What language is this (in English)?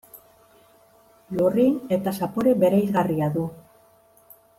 Basque